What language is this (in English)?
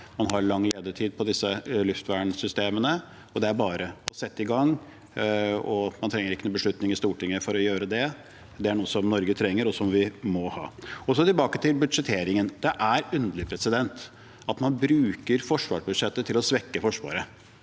Norwegian